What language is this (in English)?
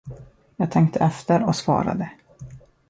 Swedish